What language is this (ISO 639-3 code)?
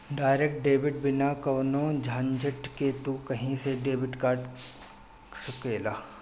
bho